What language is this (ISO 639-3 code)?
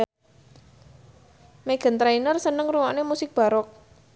jav